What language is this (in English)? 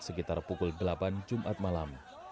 Indonesian